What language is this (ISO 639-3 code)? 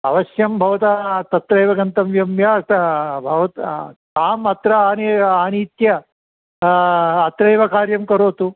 san